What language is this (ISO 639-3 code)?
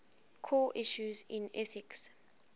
eng